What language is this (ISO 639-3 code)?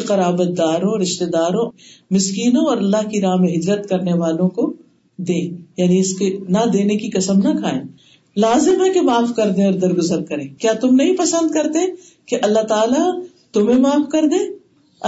urd